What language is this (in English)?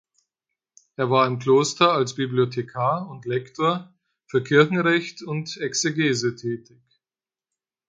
German